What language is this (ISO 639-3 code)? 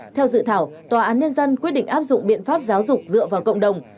vie